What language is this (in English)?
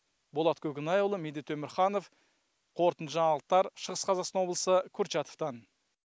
Kazakh